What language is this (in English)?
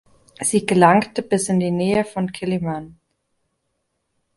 German